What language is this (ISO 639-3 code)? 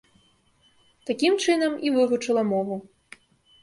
bel